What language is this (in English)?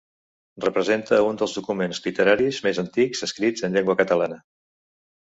Catalan